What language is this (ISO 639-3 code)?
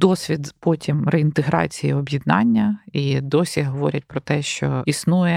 ukr